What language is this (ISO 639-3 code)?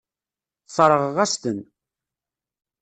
kab